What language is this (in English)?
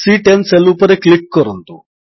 Odia